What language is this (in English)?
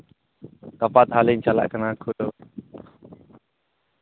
Santali